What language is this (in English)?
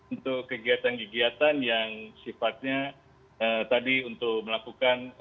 Indonesian